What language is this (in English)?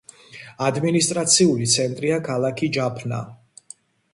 Georgian